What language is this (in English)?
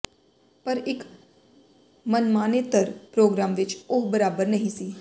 Punjabi